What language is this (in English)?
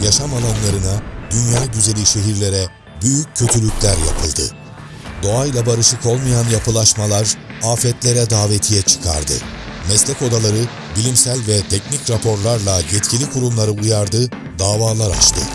Turkish